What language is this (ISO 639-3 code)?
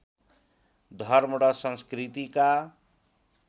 nep